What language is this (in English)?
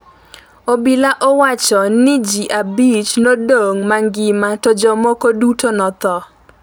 Luo (Kenya and Tanzania)